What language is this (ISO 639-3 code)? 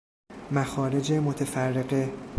fas